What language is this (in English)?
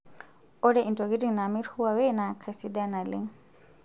Masai